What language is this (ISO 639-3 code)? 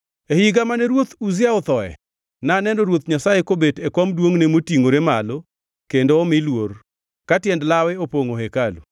luo